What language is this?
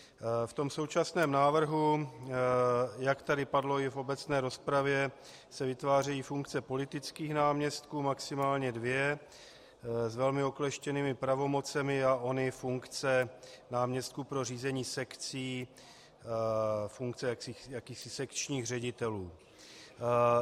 Czech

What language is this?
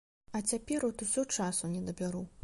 Belarusian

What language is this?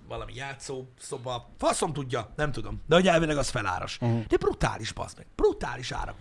Hungarian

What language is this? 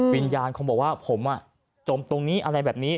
Thai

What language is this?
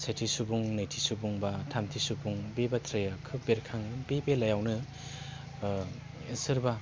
Bodo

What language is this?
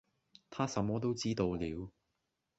Cantonese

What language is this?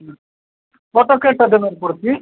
Odia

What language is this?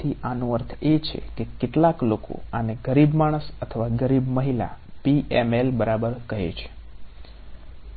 Gujarati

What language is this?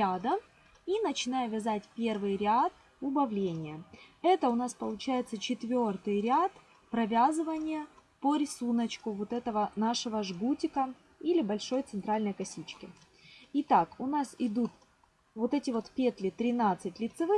Russian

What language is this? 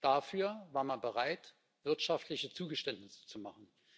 German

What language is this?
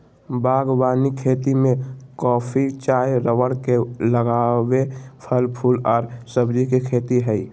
Magahi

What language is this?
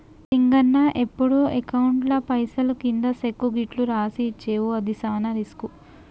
Telugu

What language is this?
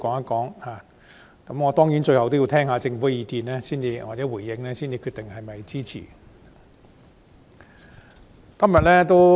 Cantonese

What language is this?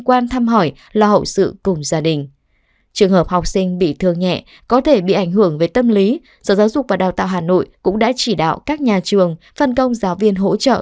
Vietnamese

